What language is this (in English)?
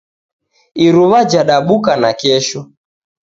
Taita